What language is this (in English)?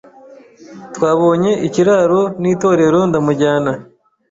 Kinyarwanda